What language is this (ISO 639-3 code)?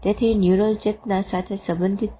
guj